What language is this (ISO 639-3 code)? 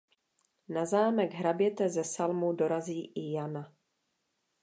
ces